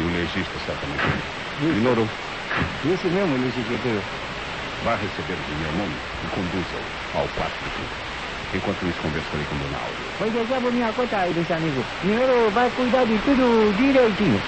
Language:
Portuguese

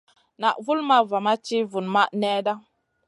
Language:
Masana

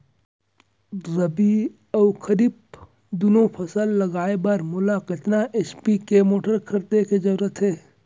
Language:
Chhattisgarhi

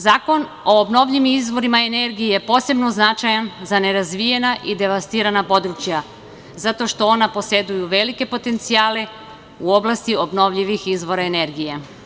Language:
Serbian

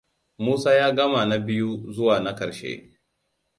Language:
Hausa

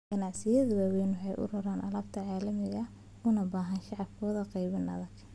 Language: Somali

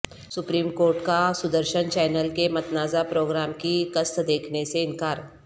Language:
Urdu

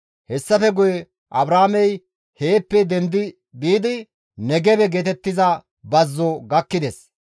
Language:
Gamo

